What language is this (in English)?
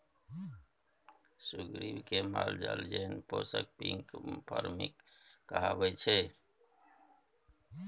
Maithili